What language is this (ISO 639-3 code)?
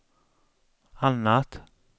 swe